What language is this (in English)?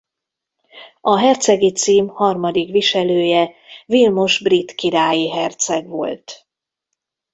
Hungarian